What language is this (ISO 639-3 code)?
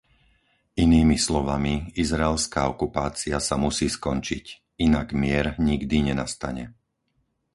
slk